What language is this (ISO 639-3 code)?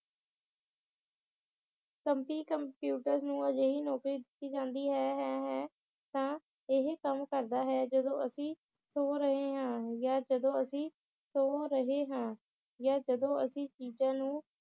pan